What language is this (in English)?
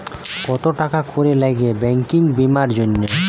Bangla